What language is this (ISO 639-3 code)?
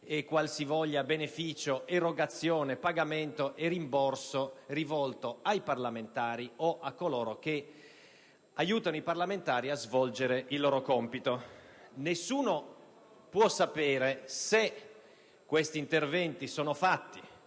ita